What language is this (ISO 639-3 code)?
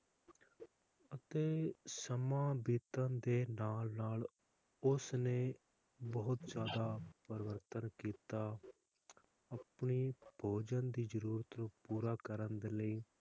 pan